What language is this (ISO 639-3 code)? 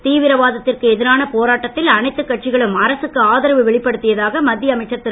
tam